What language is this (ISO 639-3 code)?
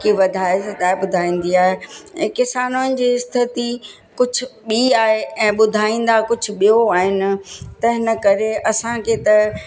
snd